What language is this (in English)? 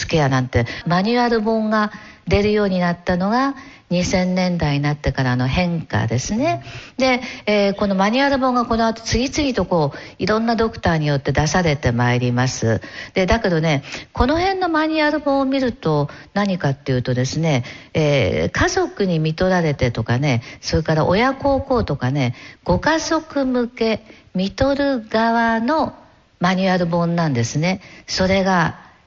Japanese